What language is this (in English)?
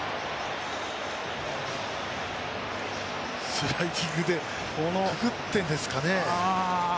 Japanese